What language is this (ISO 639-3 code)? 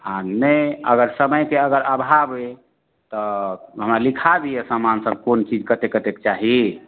mai